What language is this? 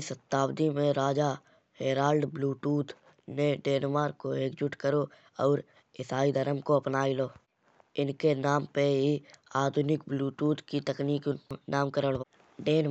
Kanauji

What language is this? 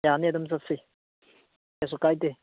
Manipuri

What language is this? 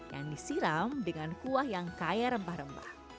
Indonesian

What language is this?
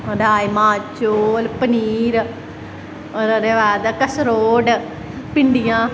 Dogri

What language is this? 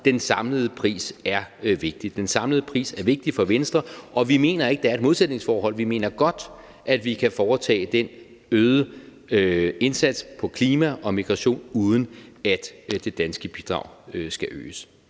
Danish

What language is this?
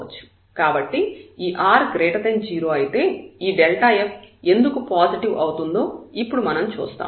Telugu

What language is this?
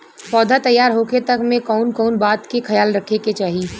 Bhojpuri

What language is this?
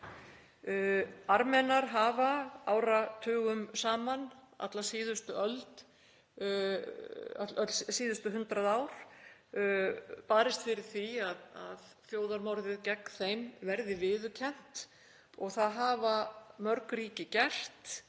Icelandic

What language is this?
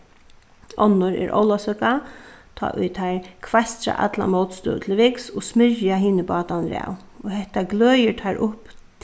Faroese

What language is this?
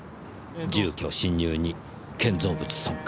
Japanese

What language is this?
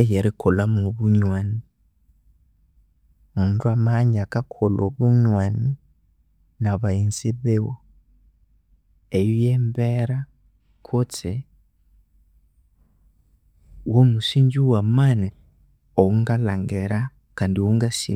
Konzo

